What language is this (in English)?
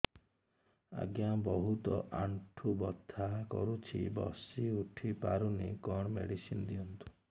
Odia